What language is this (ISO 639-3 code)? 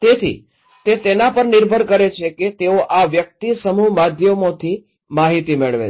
guj